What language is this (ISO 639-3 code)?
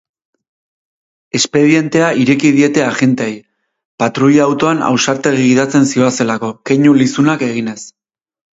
eus